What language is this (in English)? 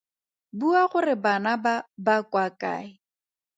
Tswana